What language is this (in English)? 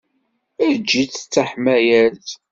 Kabyle